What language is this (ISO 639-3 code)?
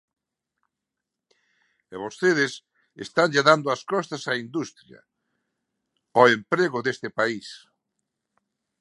glg